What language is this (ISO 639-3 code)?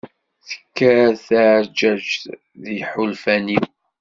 kab